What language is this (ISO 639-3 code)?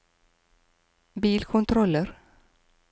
nor